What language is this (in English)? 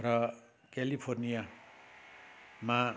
Nepali